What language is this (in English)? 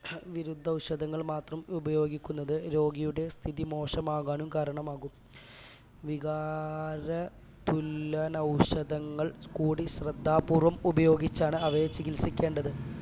Malayalam